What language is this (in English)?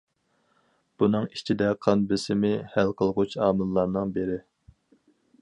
Uyghur